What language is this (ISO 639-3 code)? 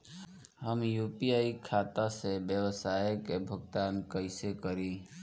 bho